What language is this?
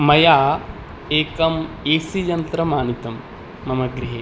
Sanskrit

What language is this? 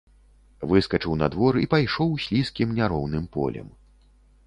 Belarusian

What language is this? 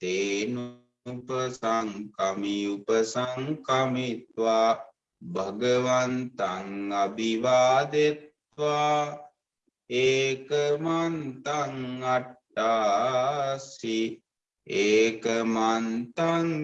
Vietnamese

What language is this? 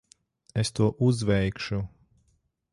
Latvian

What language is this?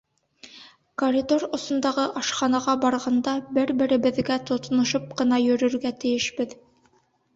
Bashkir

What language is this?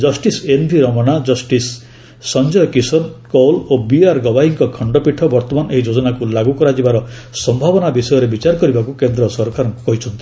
Odia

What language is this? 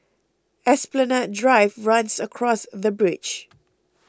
English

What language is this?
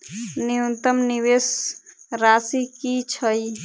Maithili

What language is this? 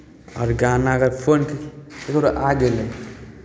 Maithili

